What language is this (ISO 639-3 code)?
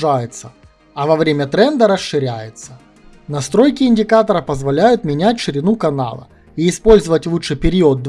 rus